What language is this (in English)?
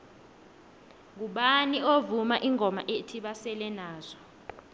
South Ndebele